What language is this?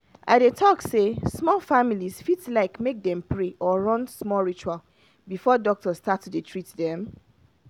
Nigerian Pidgin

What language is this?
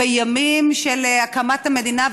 Hebrew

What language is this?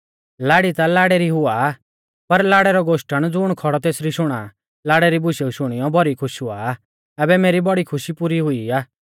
Mahasu Pahari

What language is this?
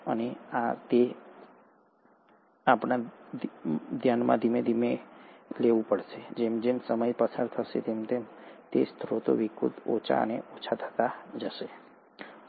Gujarati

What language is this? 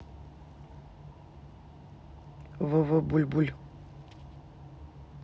Russian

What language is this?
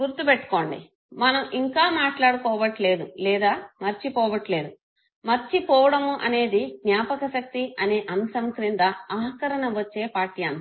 Telugu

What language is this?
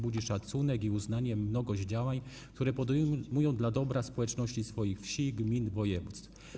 Polish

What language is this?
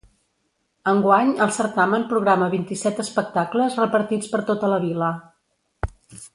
Catalan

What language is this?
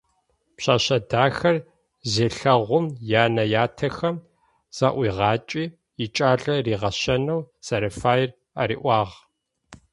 Adyghe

